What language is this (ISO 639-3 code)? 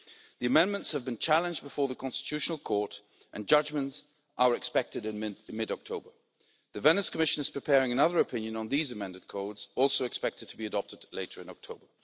eng